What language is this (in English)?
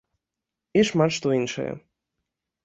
Belarusian